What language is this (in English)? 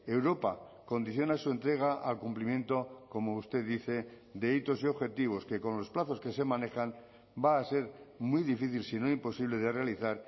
Spanish